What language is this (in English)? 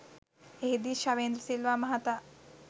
Sinhala